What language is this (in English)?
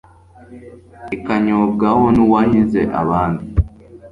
Kinyarwanda